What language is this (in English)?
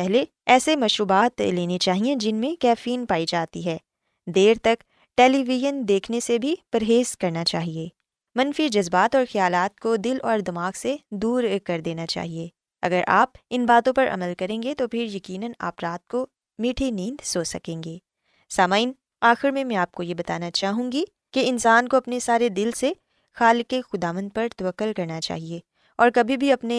Urdu